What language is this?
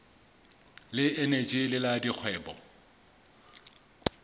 Southern Sotho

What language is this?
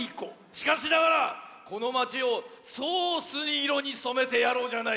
Japanese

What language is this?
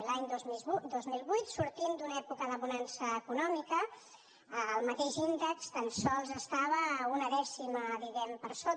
Catalan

